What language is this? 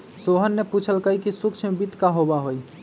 Magahi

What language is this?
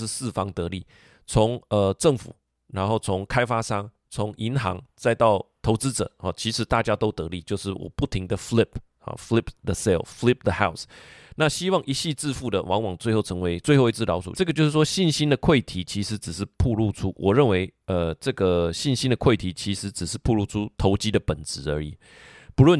Chinese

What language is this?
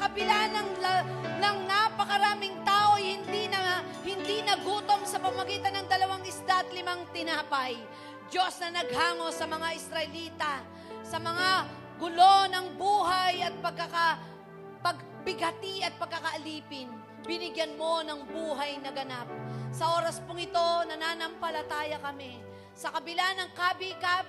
Filipino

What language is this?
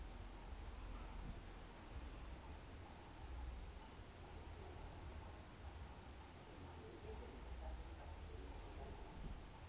Southern Sotho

